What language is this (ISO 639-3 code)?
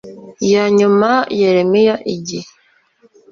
kin